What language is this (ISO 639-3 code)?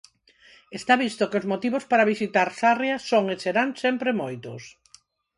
glg